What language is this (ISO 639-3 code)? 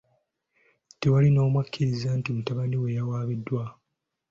lug